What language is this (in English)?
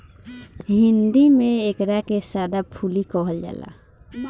Bhojpuri